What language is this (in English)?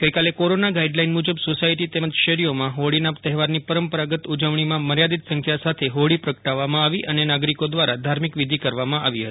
Gujarati